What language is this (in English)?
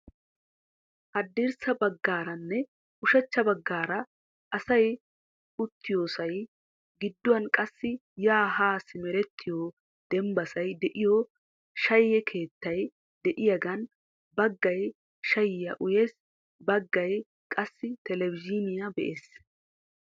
Wolaytta